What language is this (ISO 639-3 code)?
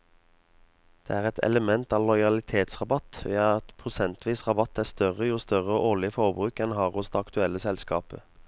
nor